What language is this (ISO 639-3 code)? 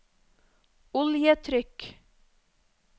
nor